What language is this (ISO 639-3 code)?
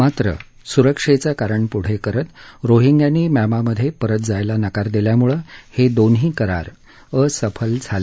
mar